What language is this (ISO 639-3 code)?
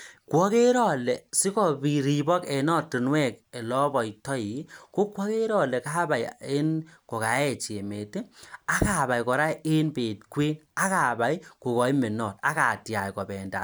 kln